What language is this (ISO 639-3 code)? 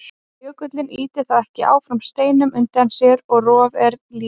isl